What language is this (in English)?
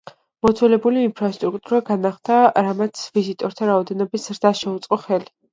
Georgian